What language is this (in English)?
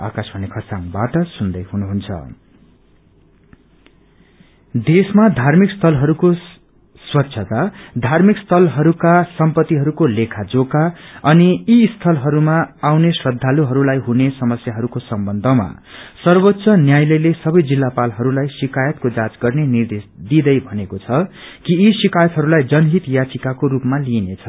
Nepali